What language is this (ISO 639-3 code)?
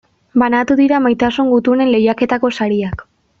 eus